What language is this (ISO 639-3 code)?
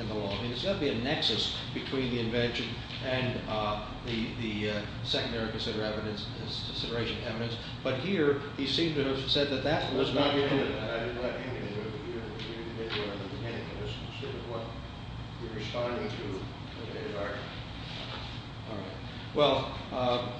eng